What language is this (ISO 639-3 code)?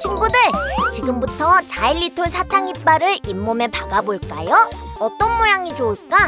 kor